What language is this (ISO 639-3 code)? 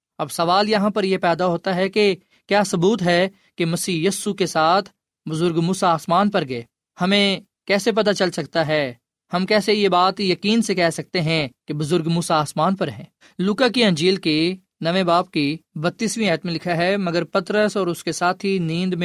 urd